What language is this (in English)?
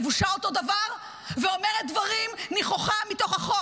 Hebrew